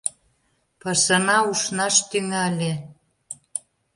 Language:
Mari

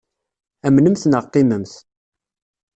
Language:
Kabyle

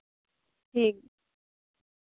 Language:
Santali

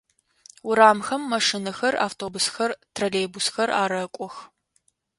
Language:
Adyghe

